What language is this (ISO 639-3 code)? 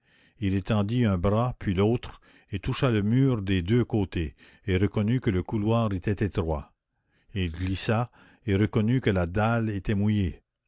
fra